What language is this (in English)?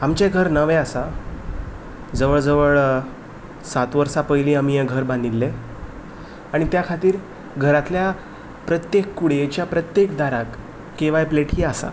Konkani